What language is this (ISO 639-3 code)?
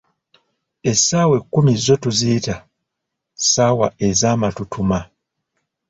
lug